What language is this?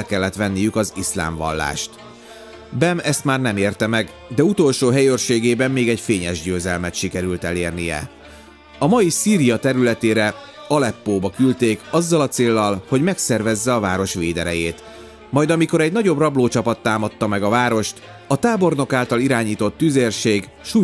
Hungarian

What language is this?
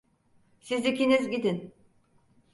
Turkish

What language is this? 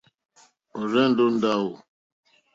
Mokpwe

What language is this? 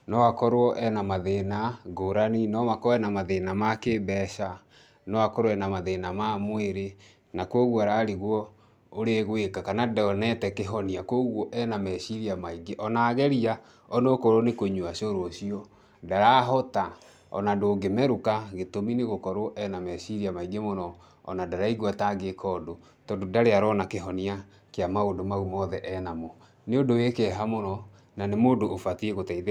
Kikuyu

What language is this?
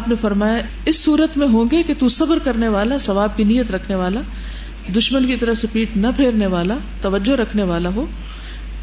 Urdu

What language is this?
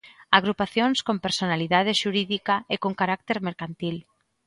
Galician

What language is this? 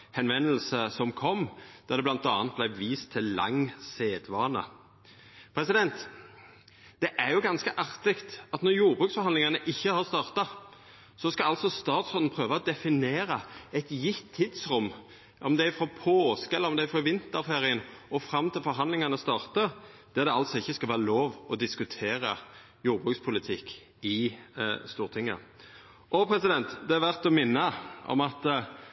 Norwegian Nynorsk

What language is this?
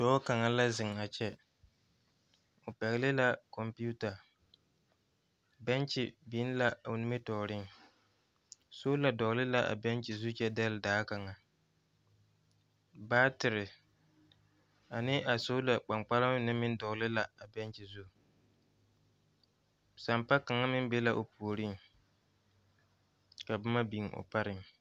Southern Dagaare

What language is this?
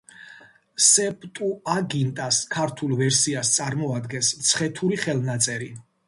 Georgian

